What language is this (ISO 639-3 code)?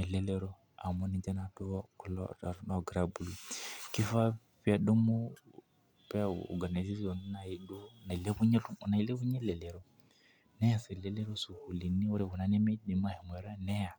mas